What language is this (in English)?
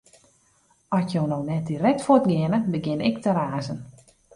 Western Frisian